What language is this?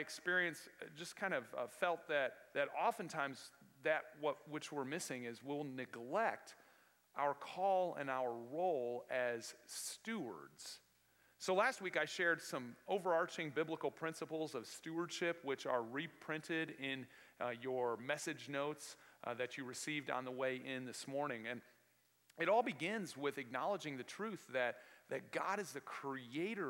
English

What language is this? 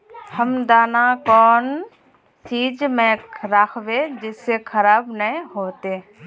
Magahi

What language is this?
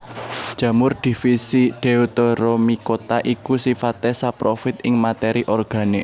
Javanese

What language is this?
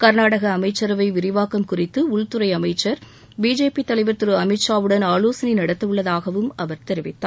Tamil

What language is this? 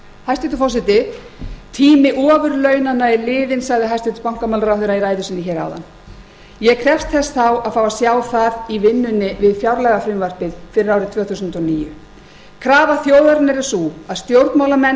Icelandic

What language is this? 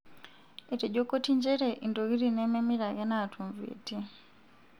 Masai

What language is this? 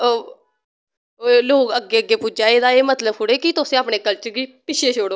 Dogri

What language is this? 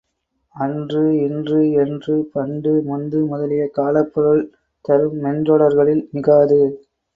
Tamil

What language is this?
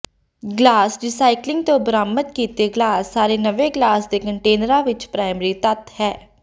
Punjabi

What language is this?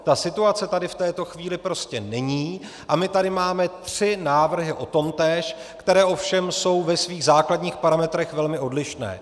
Czech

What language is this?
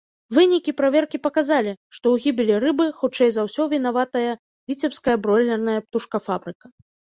Belarusian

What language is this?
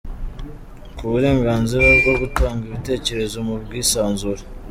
Kinyarwanda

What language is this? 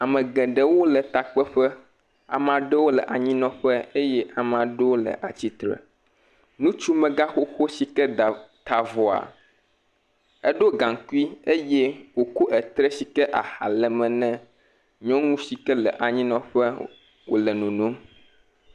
Ewe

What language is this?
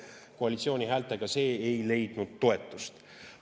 Estonian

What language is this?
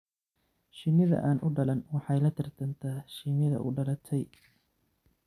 Somali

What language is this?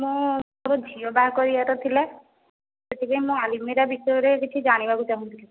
Odia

